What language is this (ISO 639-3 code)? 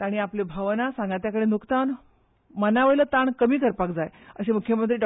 kok